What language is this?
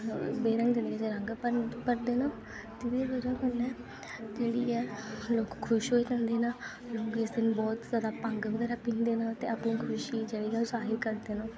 Dogri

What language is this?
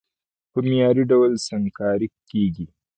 Pashto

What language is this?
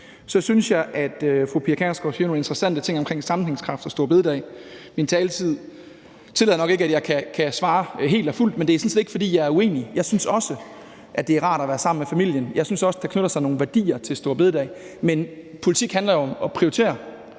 Danish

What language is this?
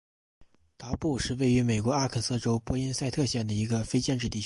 Chinese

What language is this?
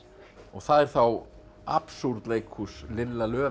Icelandic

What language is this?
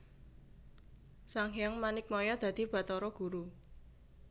Javanese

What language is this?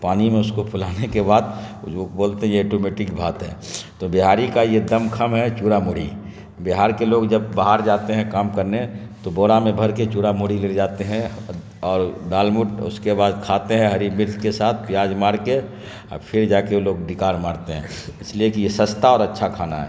Urdu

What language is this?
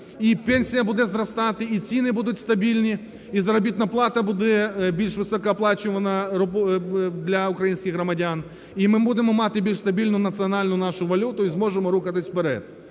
Ukrainian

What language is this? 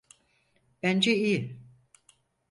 Turkish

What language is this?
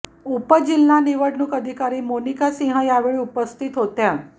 Marathi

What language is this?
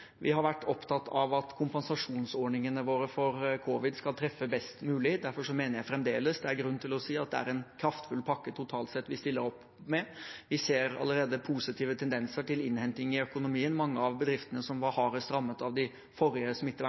Norwegian Bokmål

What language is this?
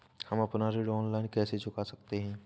Hindi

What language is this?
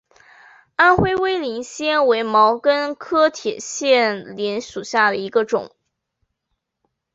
Chinese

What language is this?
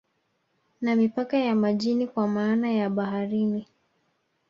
Swahili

